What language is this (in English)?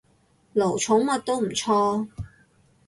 Cantonese